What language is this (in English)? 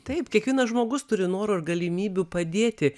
Lithuanian